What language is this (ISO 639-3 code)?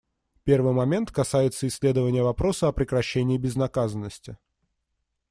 rus